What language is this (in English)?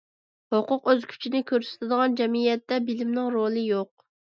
Uyghur